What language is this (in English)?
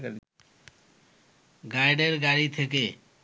Bangla